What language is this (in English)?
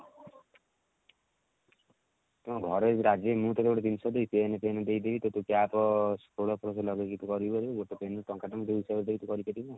Odia